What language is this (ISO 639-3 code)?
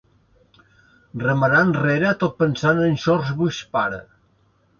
cat